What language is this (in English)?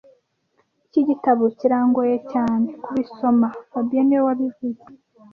Kinyarwanda